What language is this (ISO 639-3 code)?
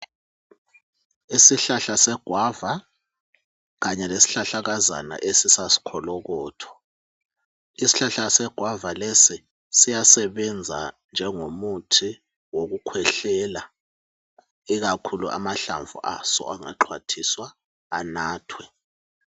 nde